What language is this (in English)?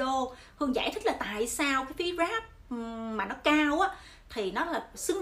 Vietnamese